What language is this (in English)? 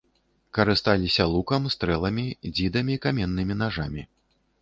Belarusian